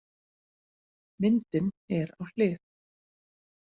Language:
Icelandic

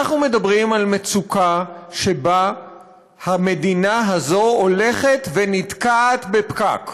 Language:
Hebrew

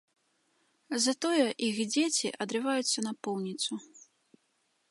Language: Belarusian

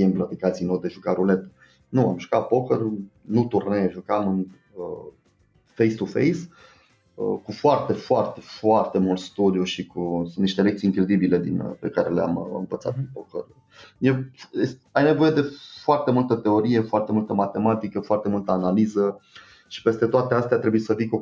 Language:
Romanian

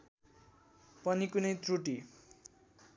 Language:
Nepali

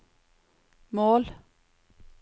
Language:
Norwegian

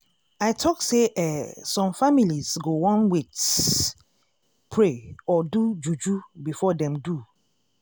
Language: Nigerian Pidgin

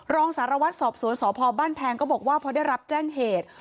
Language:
Thai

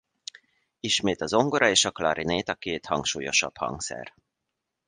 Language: Hungarian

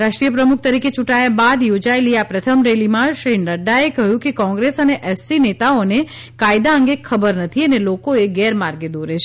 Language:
Gujarati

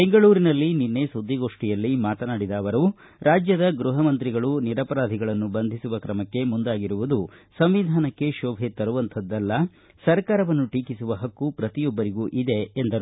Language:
Kannada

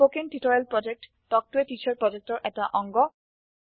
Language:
Assamese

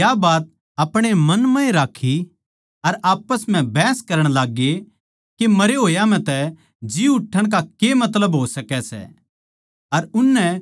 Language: Haryanvi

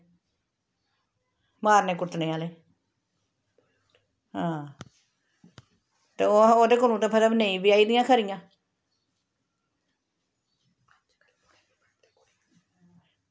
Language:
Dogri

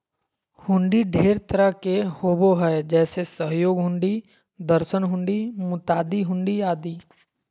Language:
Magahi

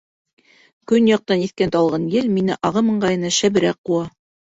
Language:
Bashkir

